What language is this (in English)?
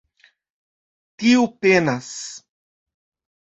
Esperanto